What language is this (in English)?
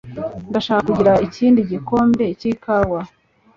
Kinyarwanda